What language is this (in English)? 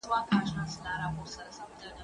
Pashto